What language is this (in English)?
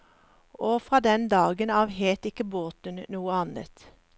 Norwegian